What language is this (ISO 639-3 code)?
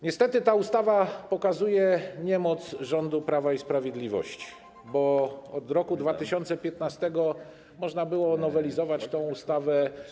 pol